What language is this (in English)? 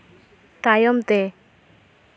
Santali